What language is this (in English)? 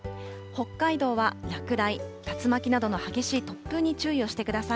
Japanese